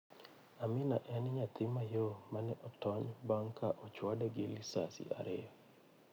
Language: Luo (Kenya and Tanzania)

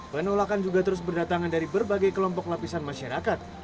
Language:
Indonesian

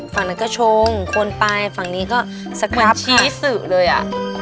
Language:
Thai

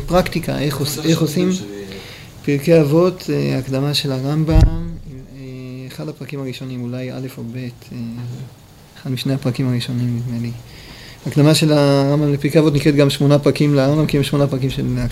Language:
Hebrew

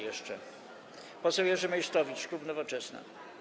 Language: Polish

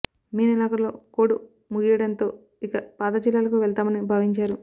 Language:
Telugu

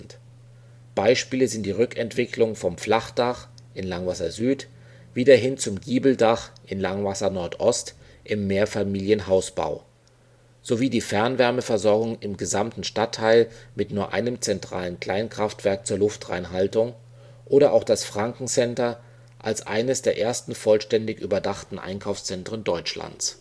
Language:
German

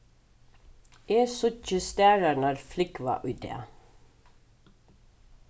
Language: Faroese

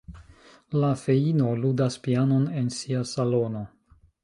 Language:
Esperanto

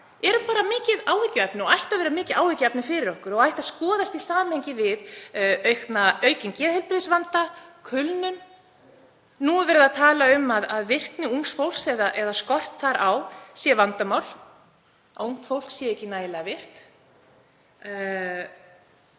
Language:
Icelandic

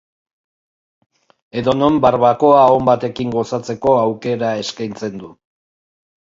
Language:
Basque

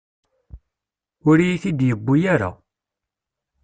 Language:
Kabyle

